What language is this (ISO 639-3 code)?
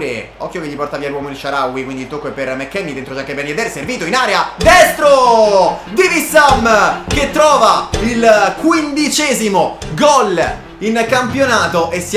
ita